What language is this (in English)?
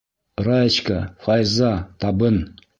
Bashkir